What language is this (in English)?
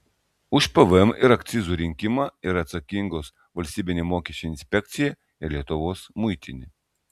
Lithuanian